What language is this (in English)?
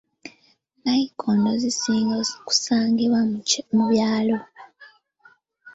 Ganda